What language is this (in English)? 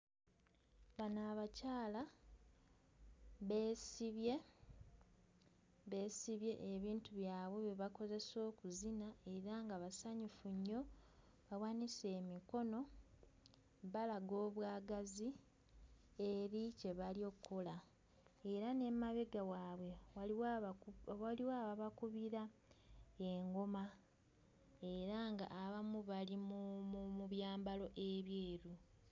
Ganda